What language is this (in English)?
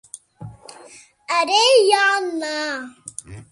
Kurdish